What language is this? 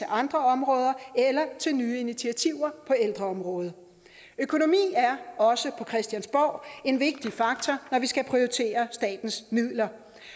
Danish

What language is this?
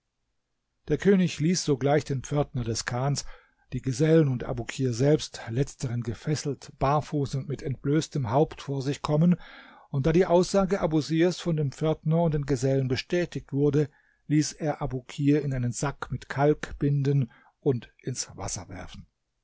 German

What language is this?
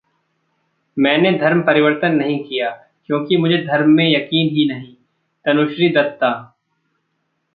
Hindi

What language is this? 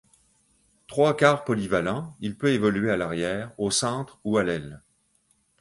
French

